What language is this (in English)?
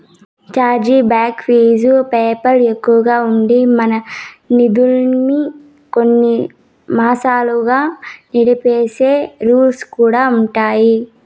Telugu